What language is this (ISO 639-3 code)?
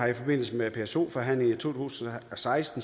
dan